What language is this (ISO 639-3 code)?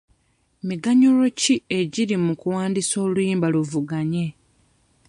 lug